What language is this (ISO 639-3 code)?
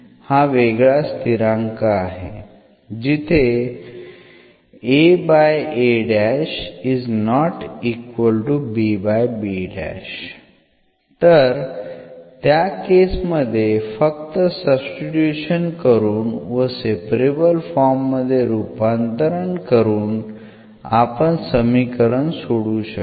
mar